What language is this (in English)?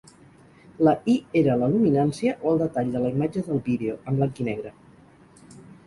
Catalan